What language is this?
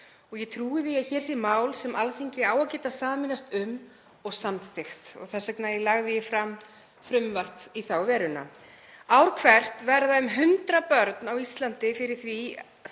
Icelandic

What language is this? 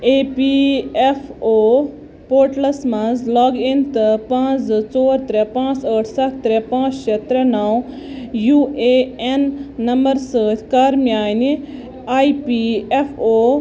Kashmiri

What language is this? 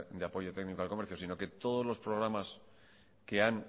Spanish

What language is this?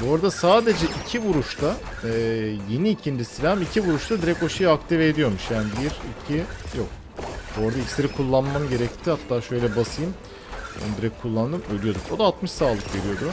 Turkish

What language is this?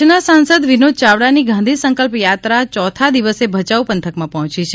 Gujarati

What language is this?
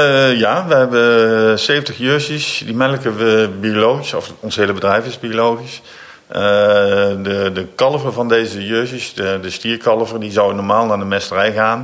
Dutch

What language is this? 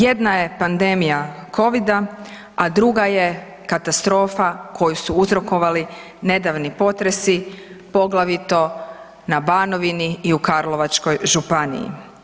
Croatian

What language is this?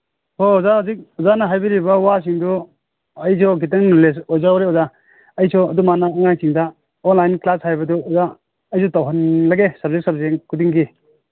Manipuri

